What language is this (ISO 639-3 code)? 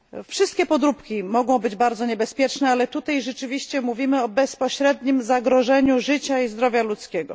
pol